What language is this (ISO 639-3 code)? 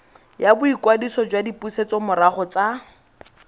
tsn